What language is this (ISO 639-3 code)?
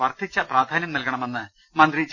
mal